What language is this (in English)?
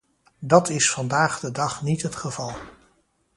Dutch